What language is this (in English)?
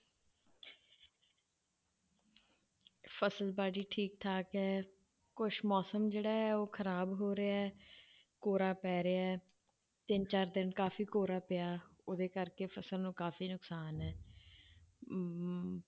Punjabi